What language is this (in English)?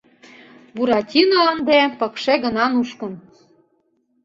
Mari